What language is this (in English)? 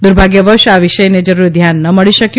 Gujarati